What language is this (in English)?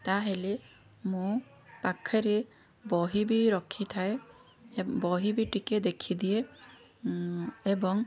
Odia